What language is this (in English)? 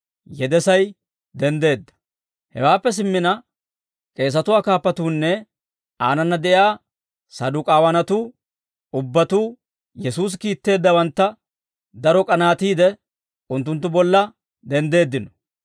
Dawro